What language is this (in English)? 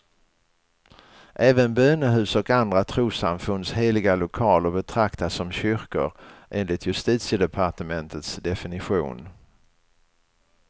Swedish